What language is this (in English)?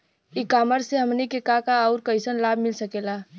Bhojpuri